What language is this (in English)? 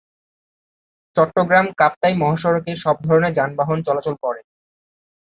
Bangla